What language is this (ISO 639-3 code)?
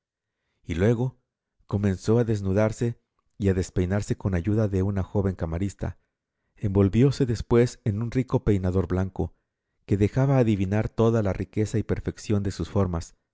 spa